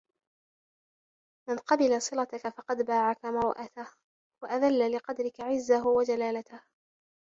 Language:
Arabic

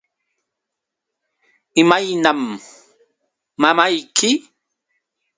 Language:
Yauyos Quechua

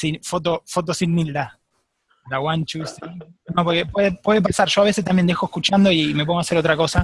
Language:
Spanish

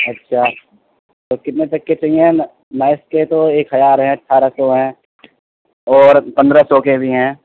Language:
Urdu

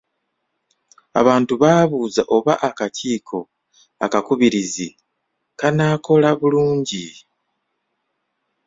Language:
Ganda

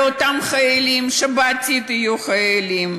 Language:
Hebrew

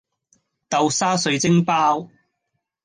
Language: Cantonese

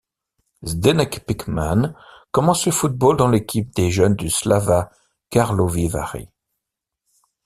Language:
French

